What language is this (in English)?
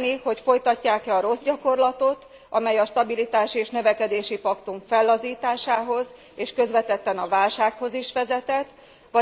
Hungarian